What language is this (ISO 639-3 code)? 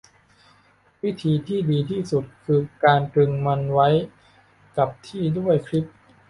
tha